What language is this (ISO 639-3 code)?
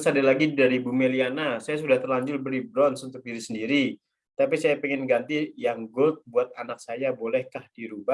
ind